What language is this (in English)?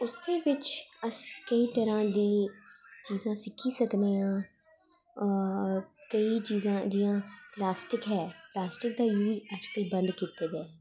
Dogri